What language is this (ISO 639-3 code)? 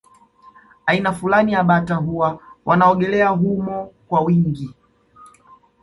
swa